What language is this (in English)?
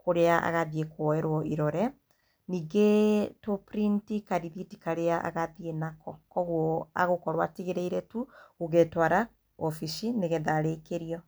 Kikuyu